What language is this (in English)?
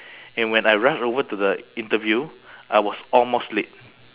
English